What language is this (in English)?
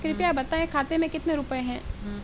Hindi